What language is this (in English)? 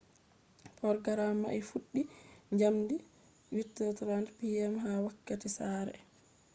Fula